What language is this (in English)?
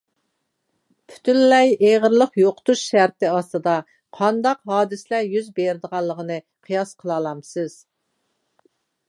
Uyghur